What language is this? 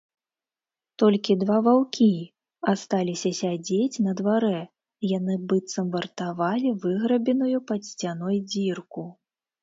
Belarusian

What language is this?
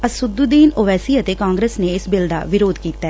Punjabi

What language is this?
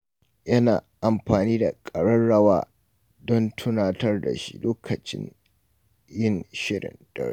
Hausa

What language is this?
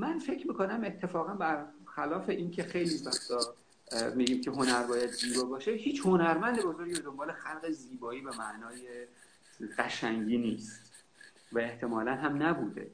Persian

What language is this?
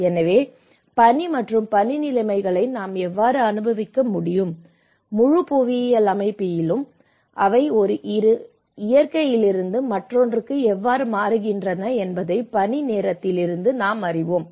Tamil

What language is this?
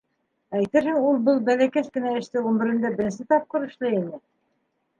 Bashkir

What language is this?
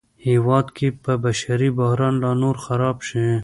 Pashto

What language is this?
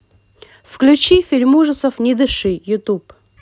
Russian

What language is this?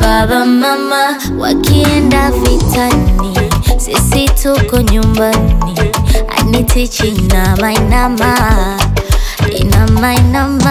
Vietnamese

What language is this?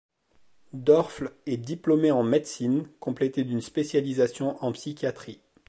French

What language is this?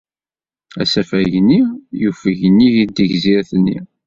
Kabyle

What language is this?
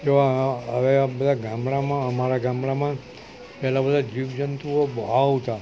Gujarati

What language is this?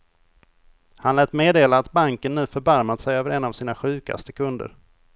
Swedish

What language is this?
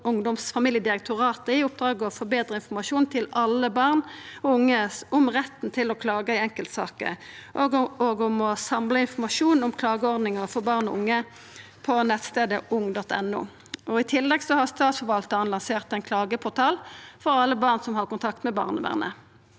Norwegian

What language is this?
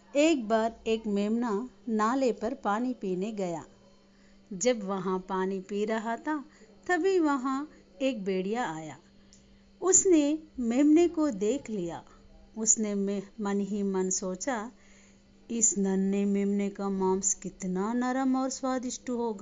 Hindi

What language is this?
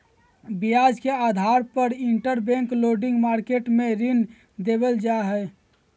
Magahi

